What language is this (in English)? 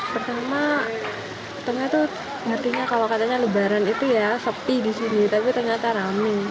Indonesian